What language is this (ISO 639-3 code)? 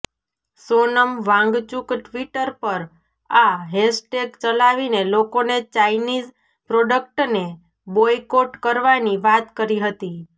guj